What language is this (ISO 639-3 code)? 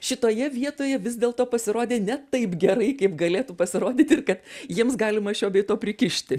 lit